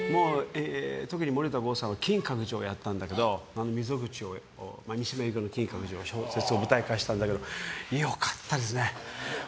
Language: Japanese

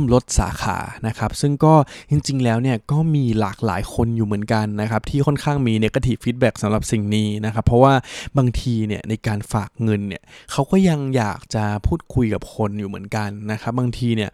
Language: Thai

